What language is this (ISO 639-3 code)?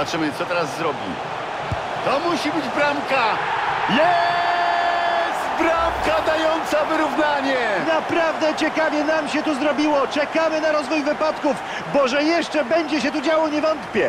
pol